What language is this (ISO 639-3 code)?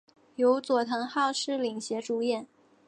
zho